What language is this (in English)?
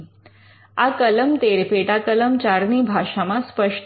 Gujarati